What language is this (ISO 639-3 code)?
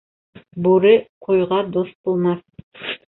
bak